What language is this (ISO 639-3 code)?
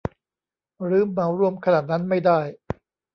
tha